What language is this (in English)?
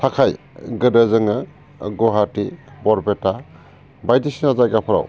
Bodo